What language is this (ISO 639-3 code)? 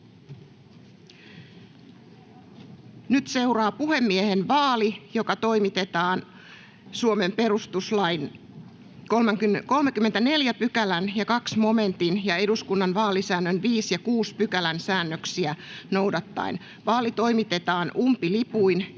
fin